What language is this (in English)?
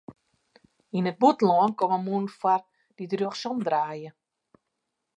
Western Frisian